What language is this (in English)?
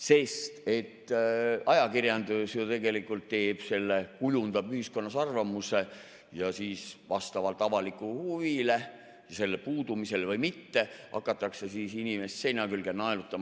Estonian